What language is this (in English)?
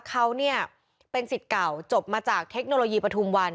Thai